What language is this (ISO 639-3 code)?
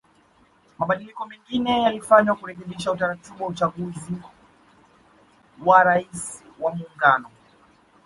swa